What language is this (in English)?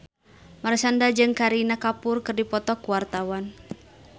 Sundanese